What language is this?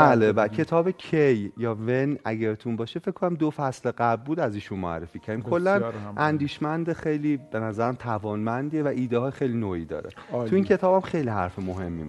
Persian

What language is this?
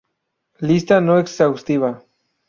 Spanish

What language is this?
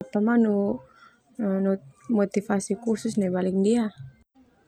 Termanu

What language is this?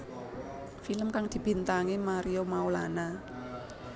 Javanese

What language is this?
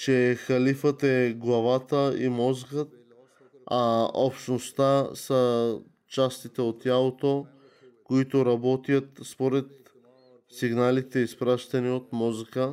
Bulgarian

